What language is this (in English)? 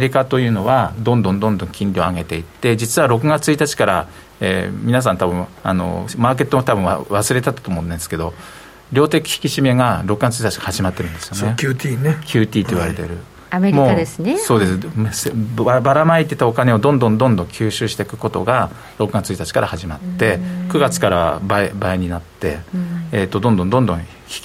Japanese